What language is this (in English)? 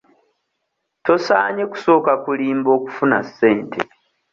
Ganda